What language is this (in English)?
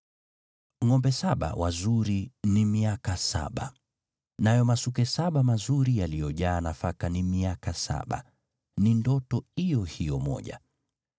Swahili